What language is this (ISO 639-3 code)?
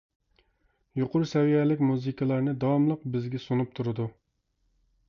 uig